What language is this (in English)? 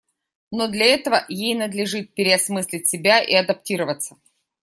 Russian